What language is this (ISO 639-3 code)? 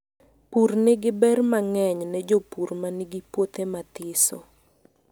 luo